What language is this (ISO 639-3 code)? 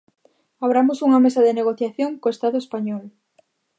glg